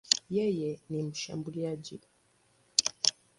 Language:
Swahili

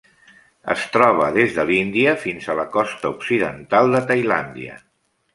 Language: Catalan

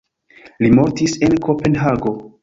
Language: Esperanto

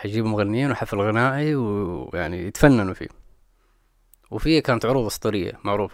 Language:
Arabic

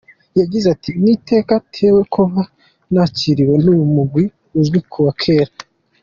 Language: Kinyarwanda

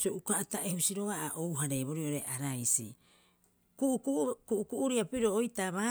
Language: Rapoisi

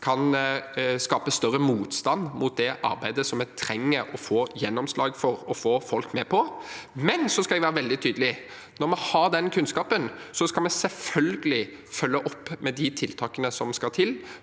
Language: Norwegian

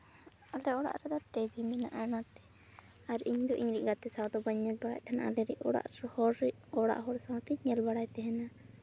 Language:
Santali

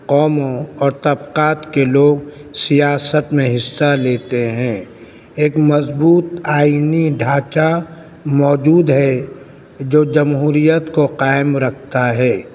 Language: Urdu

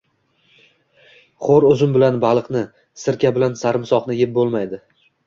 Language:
Uzbek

